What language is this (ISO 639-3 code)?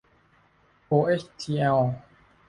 tha